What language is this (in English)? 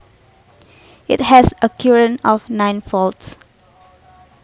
Javanese